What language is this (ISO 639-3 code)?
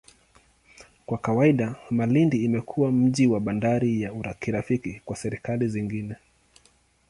swa